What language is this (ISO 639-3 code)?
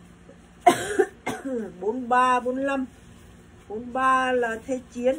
vie